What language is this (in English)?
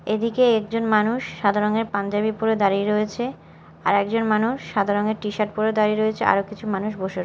Bangla